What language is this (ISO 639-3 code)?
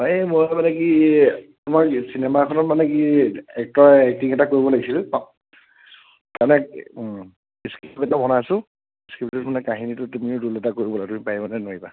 asm